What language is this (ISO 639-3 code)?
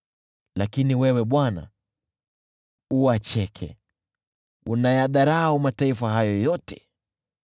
swa